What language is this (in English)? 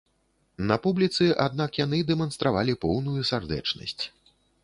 Belarusian